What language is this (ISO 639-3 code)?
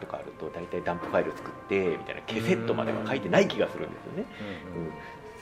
jpn